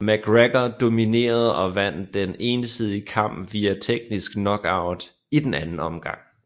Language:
Danish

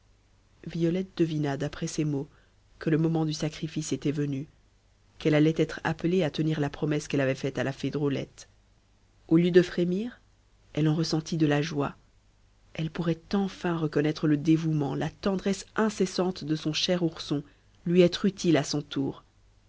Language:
French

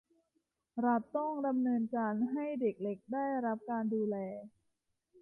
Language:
Thai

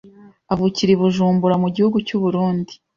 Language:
Kinyarwanda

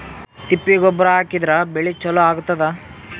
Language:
Kannada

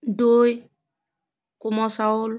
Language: Assamese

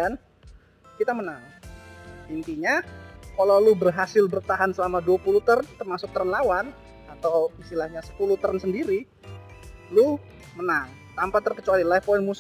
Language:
Indonesian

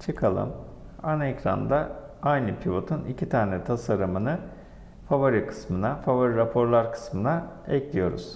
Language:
Turkish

